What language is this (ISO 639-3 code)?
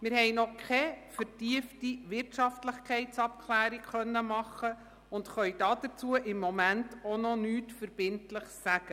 gsw